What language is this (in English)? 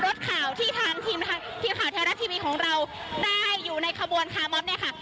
Thai